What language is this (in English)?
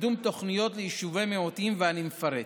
Hebrew